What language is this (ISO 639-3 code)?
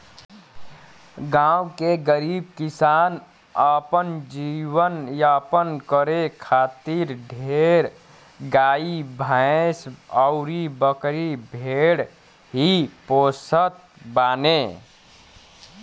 bho